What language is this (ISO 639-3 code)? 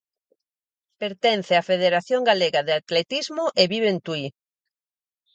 glg